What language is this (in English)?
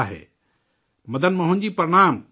Urdu